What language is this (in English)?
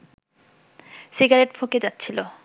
Bangla